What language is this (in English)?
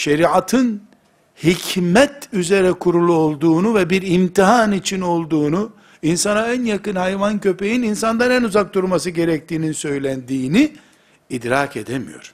Turkish